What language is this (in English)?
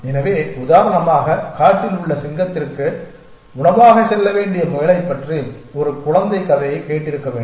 Tamil